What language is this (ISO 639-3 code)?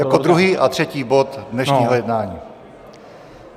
ces